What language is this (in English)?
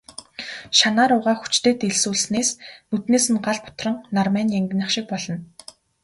Mongolian